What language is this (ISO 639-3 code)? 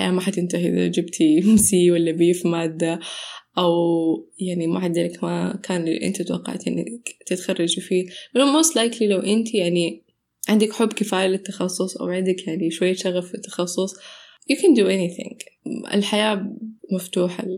ara